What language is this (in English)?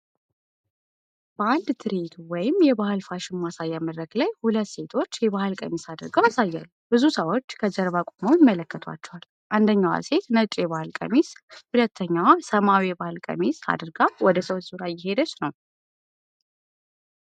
Amharic